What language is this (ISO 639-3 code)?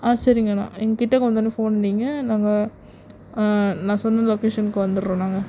tam